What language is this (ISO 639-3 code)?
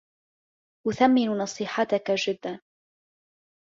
ara